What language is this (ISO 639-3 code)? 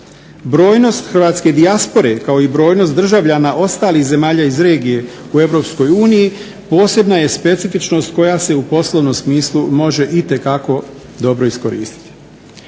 hrv